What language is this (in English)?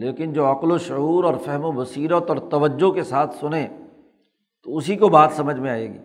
Urdu